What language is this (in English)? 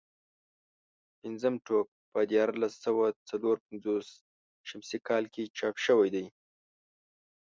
Pashto